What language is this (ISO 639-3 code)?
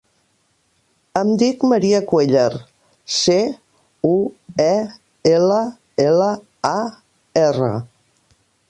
cat